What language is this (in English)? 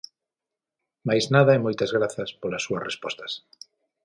Galician